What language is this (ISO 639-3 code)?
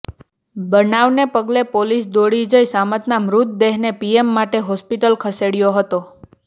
guj